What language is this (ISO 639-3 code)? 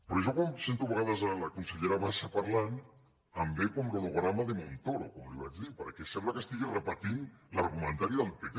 cat